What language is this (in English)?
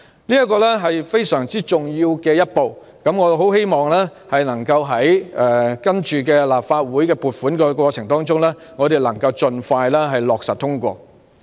Cantonese